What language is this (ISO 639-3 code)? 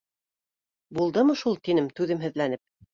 bak